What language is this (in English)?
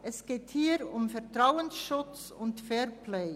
Swiss German